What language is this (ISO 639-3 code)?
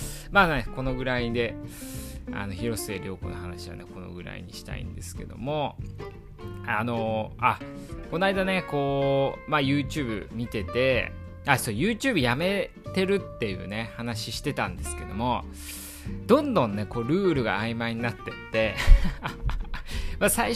jpn